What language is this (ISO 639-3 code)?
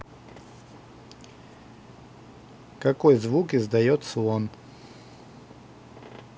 rus